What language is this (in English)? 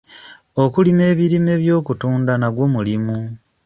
Ganda